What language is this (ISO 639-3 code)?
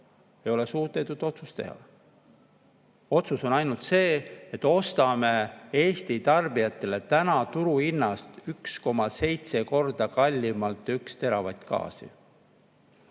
est